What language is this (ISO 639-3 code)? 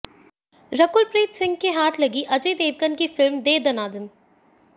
hin